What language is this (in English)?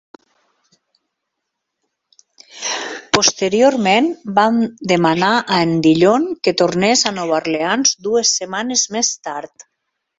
Catalan